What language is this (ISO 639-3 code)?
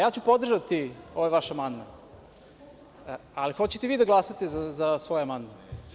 srp